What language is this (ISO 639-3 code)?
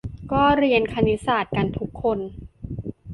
tha